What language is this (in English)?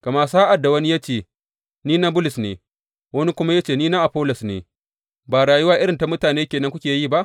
Hausa